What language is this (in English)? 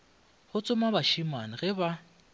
Northern Sotho